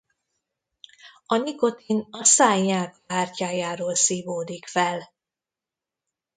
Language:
Hungarian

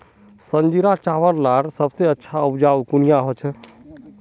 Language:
Magahi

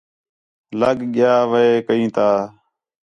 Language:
Khetrani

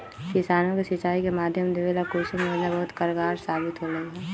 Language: Magahi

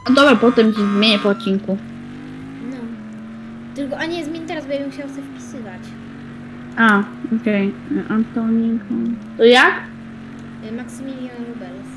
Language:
Polish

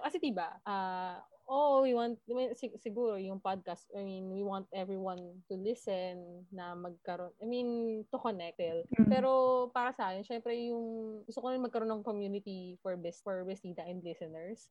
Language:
Filipino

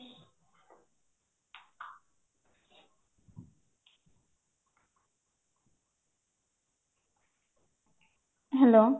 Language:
Odia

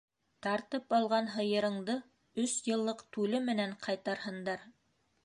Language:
Bashkir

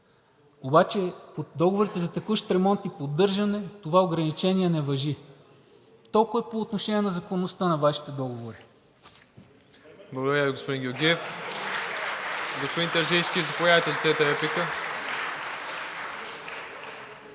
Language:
Bulgarian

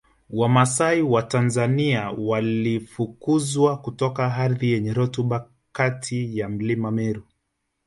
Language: Swahili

